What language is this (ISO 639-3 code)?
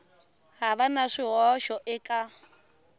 tso